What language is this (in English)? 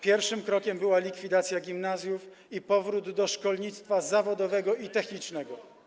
Polish